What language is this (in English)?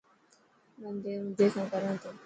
Dhatki